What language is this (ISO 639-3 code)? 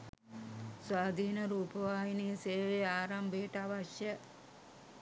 sin